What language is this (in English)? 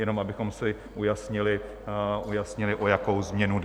Czech